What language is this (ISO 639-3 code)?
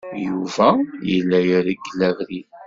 kab